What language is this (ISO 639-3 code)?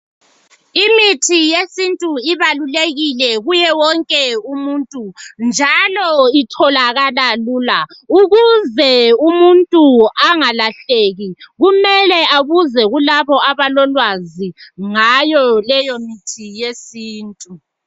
nde